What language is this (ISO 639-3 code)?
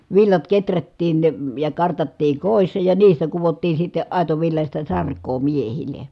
fin